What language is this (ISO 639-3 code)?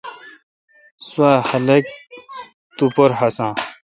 xka